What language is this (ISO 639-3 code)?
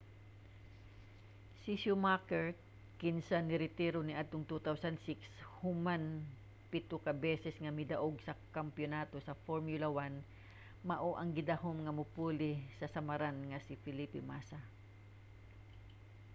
ceb